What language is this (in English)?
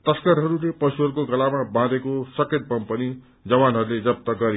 Nepali